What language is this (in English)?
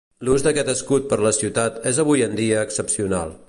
Catalan